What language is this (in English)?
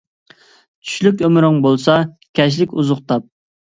Uyghur